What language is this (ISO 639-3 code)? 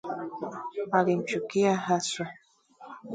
swa